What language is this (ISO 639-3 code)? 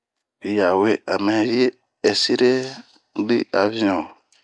bmq